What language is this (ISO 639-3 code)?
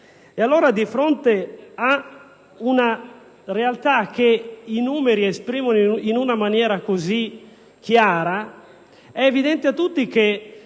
ita